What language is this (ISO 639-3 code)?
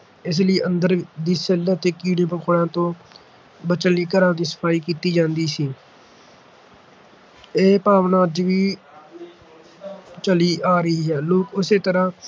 pan